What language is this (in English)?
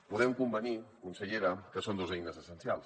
Catalan